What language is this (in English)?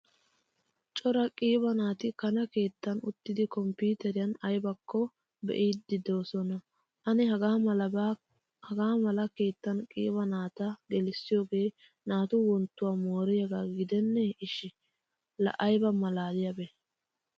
Wolaytta